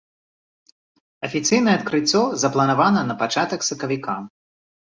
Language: Belarusian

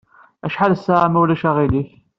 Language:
Kabyle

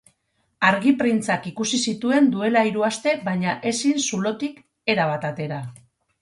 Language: Basque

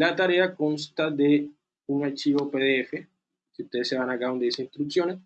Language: Spanish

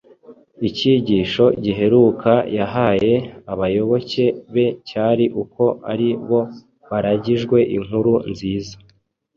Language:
Kinyarwanda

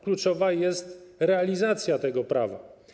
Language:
Polish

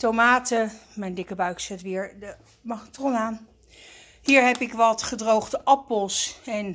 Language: Dutch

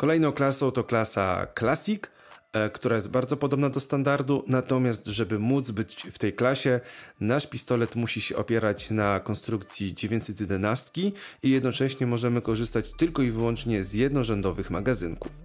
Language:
Polish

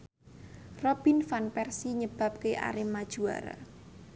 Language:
Javanese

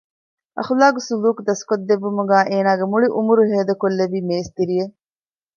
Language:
Divehi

